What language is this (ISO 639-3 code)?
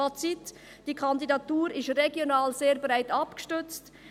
gsw